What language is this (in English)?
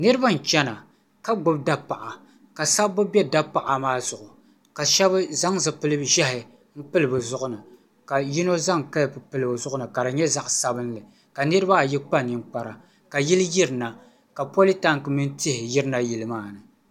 Dagbani